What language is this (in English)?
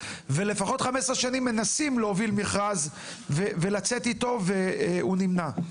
Hebrew